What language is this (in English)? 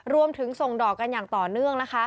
Thai